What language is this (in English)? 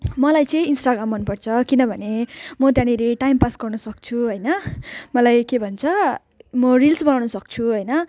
Nepali